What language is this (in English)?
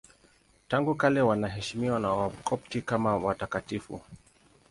Swahili